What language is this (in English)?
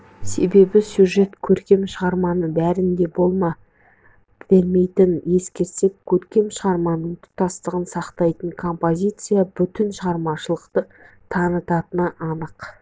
Kazakh